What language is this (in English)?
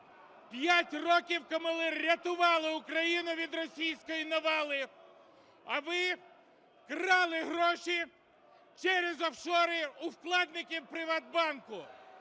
Ukrainian